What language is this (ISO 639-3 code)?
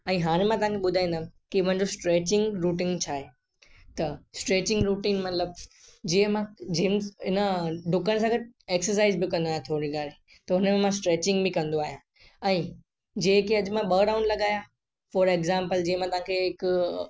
snd